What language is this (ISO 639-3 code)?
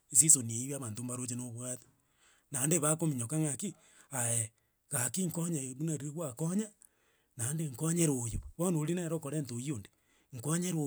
guz